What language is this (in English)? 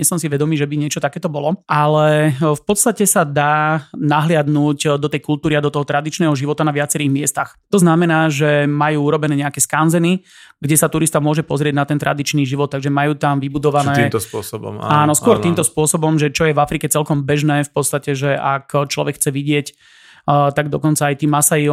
Slovak